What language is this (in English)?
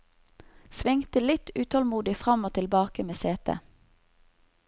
Norwegian